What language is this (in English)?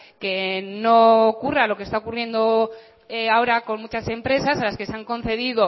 Spanish